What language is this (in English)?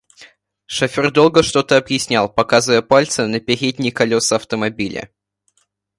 Russian